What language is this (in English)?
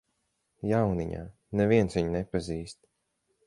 Latvian